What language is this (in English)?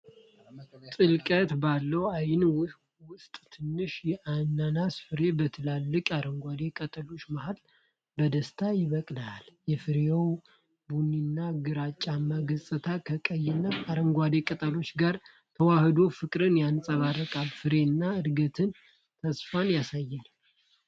Amharic